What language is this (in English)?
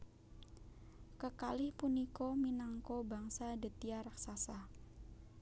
Javanese